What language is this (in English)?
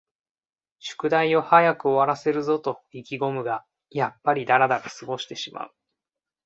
Japanese